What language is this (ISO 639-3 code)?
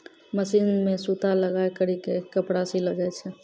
mai